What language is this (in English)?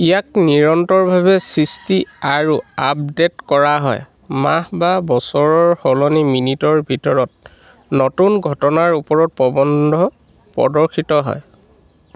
Assamese